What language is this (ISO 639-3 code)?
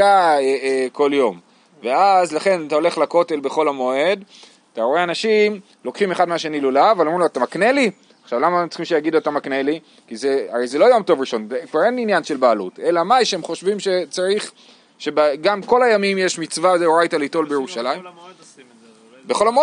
heb